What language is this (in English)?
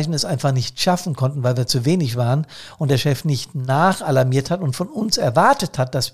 German